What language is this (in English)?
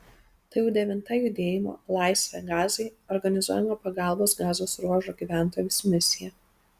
Lithuanian